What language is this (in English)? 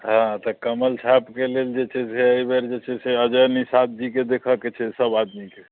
Maithili